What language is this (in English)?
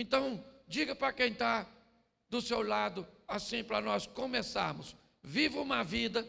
Portuguese